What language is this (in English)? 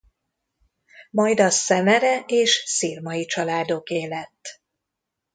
Hungarian